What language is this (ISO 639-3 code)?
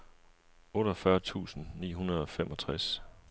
dan